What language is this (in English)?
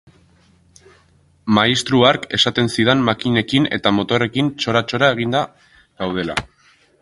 Basque